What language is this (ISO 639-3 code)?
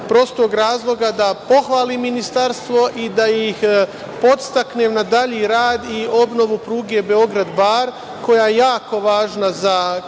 srp